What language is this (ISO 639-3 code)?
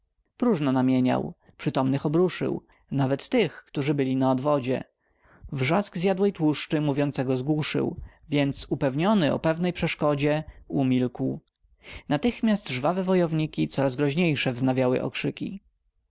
pol